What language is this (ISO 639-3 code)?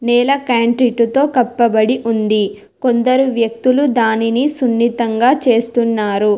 tel